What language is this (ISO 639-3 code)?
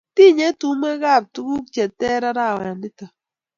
kln